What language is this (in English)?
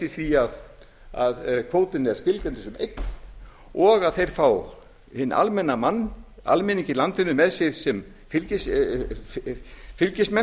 Icelandic